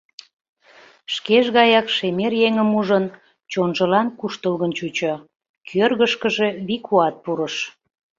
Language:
Mari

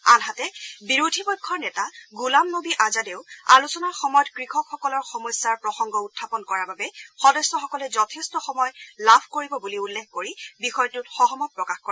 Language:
Assamese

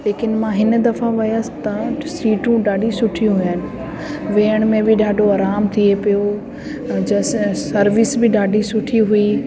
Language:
Sindhi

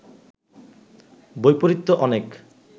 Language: Bangla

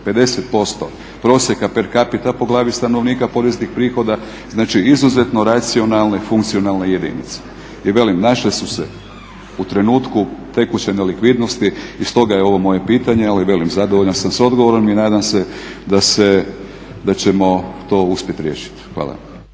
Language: Croatian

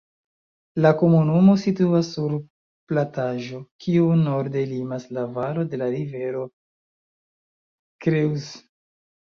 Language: Esperanto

